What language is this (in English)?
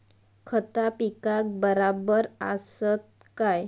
Marathi